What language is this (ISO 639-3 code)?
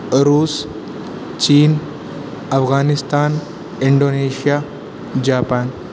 urd